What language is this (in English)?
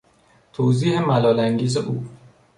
Persian